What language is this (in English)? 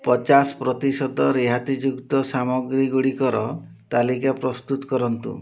Odia